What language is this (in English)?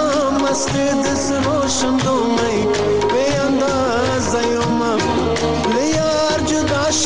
Arabic